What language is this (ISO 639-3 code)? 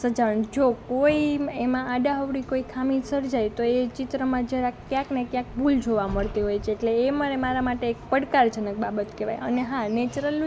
guj